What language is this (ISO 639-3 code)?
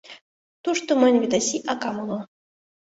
chm